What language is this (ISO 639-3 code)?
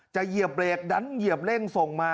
tha